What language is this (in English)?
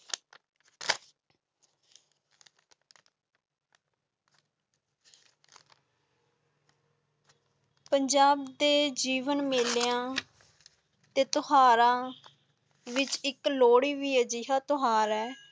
Punjabi